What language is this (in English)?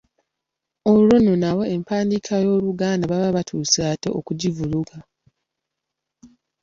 Ganda